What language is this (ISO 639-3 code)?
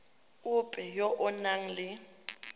tsn